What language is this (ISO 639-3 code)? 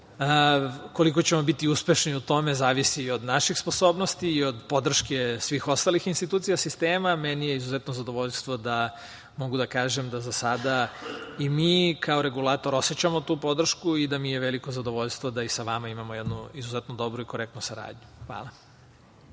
srp